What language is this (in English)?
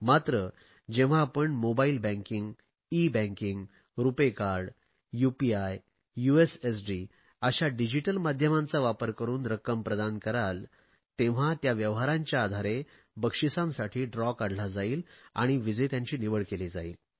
Marathi